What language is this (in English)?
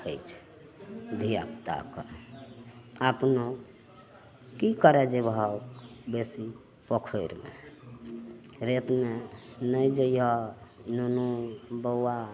Maithili